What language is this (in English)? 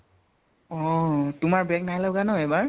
Assamese